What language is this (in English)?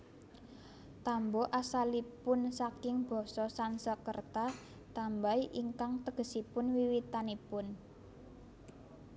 Javanese